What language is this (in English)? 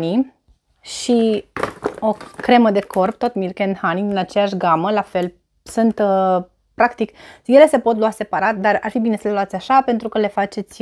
Romanian